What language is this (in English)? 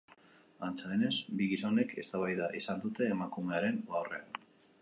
Basque